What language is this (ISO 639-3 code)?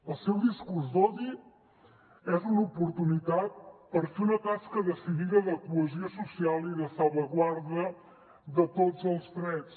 cat